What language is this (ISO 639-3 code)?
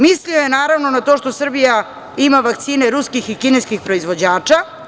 srp